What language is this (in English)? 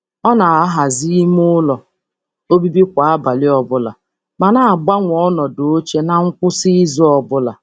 Igbo